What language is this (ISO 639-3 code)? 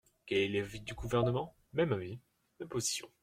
fra